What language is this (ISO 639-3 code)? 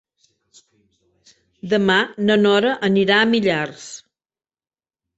cat